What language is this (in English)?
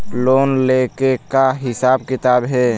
Chhattisgarhi